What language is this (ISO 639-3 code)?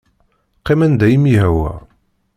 kab